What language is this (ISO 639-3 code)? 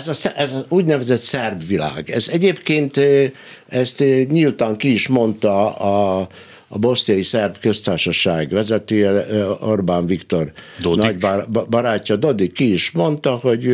hun